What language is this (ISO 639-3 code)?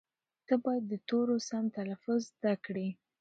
pus